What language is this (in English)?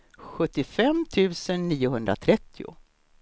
Swedish